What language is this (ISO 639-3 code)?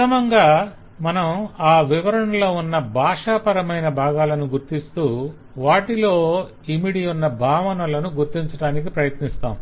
tel